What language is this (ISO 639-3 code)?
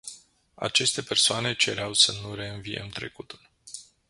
ron